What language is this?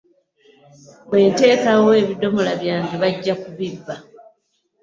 Ganda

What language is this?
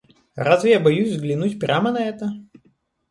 Russian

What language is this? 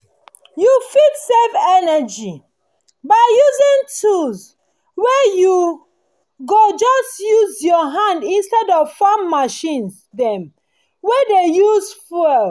Nigerian Pidgin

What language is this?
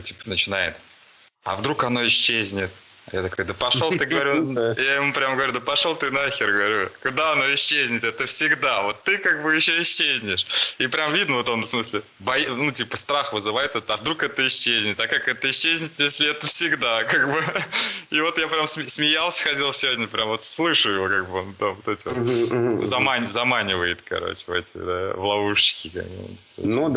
Russian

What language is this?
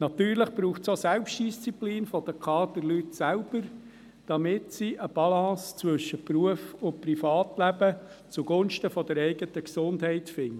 Swiss German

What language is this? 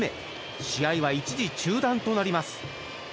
Japanese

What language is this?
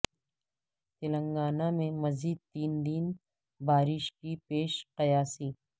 Urdu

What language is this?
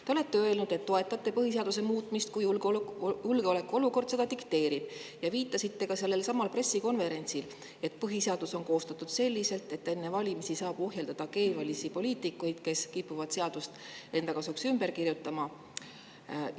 Estonian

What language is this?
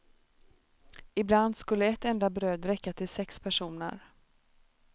Swedish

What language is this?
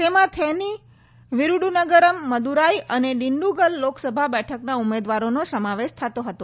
Gujarati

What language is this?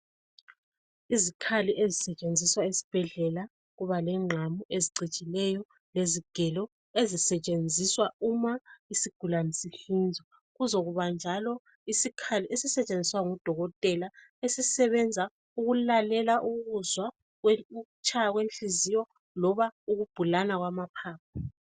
North Ndebele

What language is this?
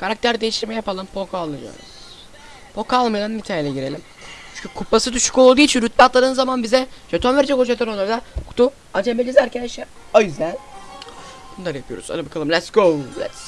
Turkish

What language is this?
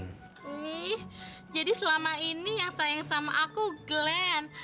Indonesian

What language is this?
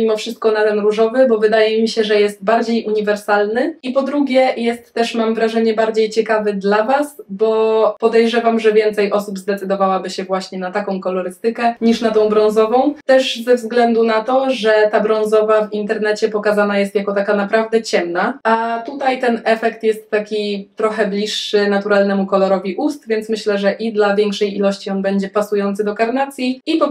Polish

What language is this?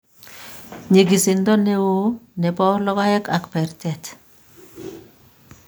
Kalenjin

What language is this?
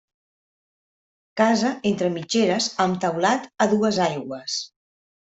Catalan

